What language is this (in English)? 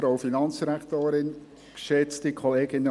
Swiss German